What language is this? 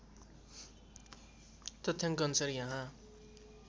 Nepali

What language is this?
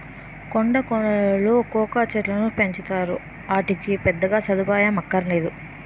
Telugu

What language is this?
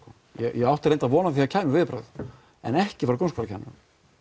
Icelandic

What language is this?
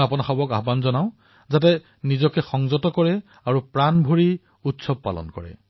Assamese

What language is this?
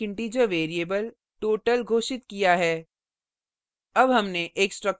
Hindi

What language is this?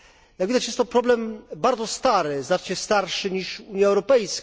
Polish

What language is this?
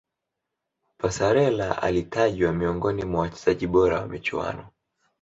Swahili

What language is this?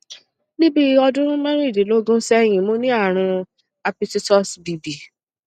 Yoruba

